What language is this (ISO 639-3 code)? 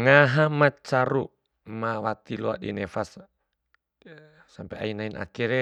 bhp